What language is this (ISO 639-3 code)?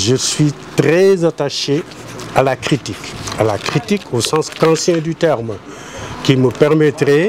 fra